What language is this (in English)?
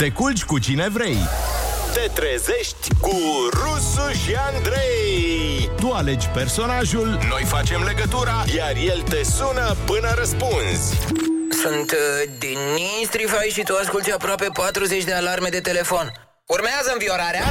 Romanian